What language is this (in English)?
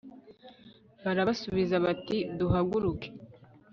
Kinyarwanda